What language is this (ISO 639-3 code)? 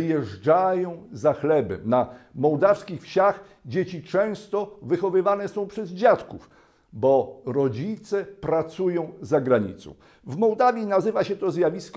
pol